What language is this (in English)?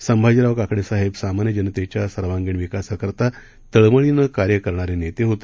Marathi